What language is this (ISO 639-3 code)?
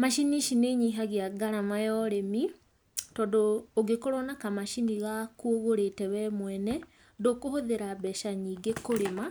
kik